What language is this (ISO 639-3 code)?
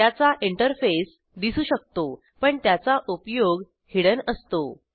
mar